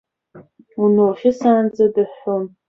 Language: Abkhazian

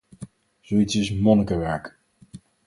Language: Dutch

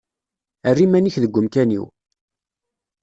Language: Kabyle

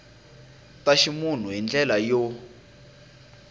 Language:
Tsonga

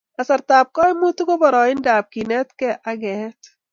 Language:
Kalenjin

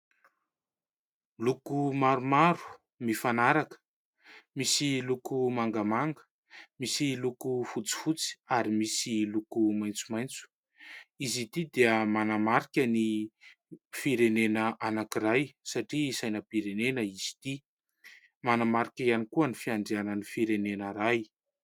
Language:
Malagasy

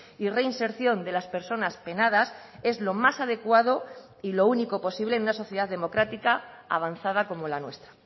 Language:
Spanish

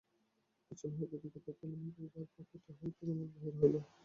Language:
Bangla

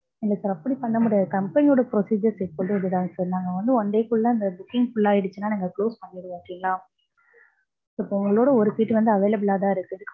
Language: Tamil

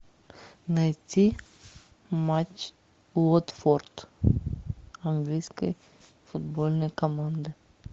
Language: Russian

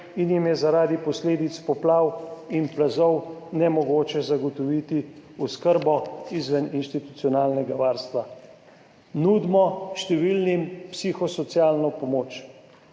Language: Slovenian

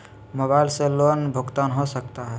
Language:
Magahi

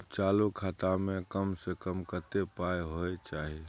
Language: Maithili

